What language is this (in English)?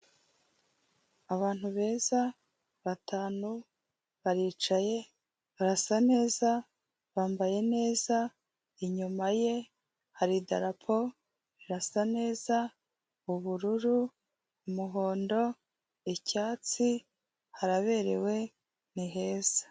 Kinyarwanda